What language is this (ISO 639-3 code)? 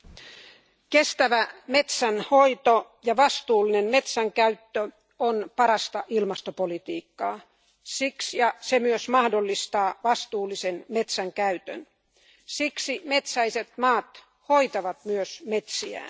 fin